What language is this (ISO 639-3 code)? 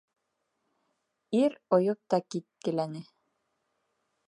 bak